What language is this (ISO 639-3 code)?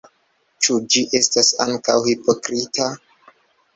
epo